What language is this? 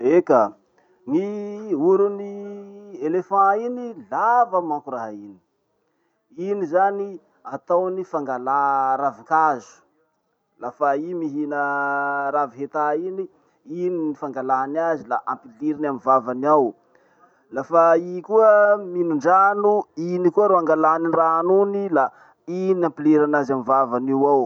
Masikoro Malagasy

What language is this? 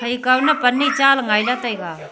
Wancho Naga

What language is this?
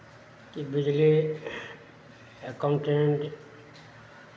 Maithili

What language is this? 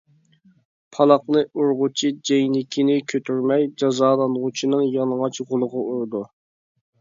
Uyghur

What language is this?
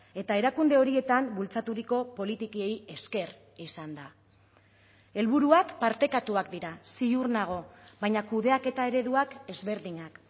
Basque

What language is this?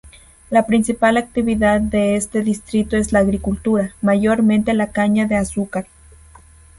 Spanish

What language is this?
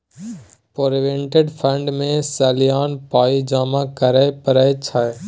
Maithili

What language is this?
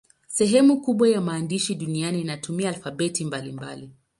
Swahili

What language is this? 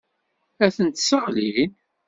Kabyle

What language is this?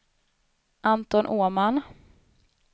Swedish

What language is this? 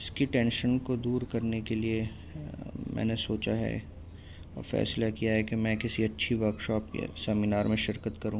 Urdu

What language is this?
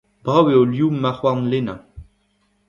Breton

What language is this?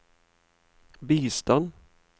Norwegian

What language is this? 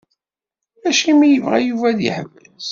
Kabyle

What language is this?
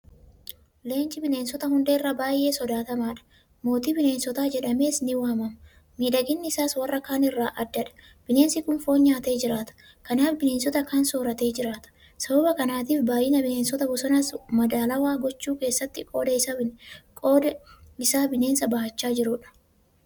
Oromo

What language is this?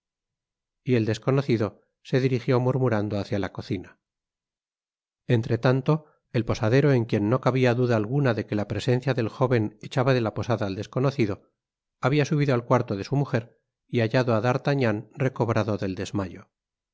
Spanish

